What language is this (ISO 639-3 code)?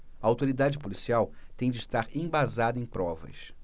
por